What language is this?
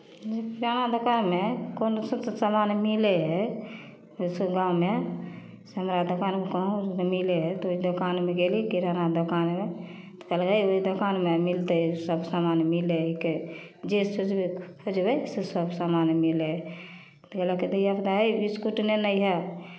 Maithili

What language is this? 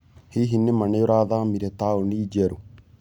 Kikuyu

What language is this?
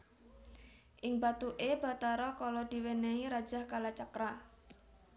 Javanese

